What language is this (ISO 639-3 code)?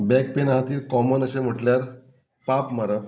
kok